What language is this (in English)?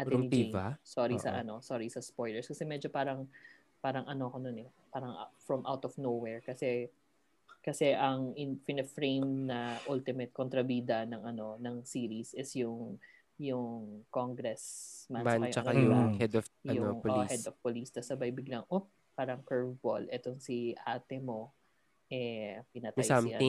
Filipino